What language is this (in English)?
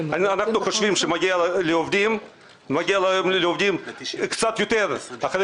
Hebrew